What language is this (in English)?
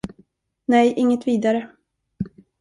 Swedish